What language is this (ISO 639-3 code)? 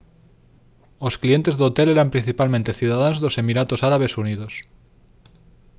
glg